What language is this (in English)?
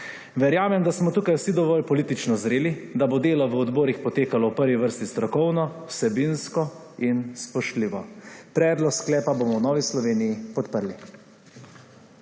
Slovenian